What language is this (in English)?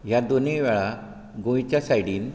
Konkani